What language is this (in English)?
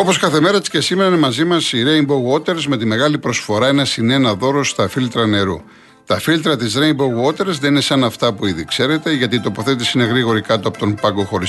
Greek